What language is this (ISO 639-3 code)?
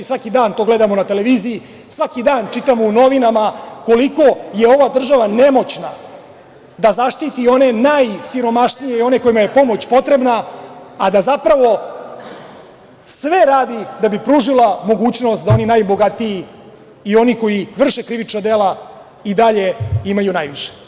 srp